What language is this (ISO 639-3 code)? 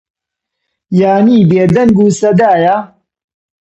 ckb